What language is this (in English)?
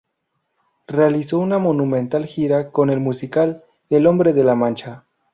Spanish